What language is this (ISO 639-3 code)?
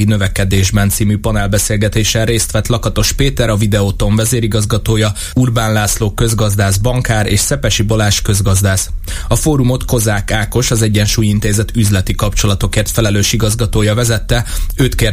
hun